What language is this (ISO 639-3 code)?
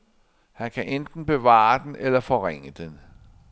dan